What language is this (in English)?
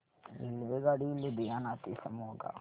Marathi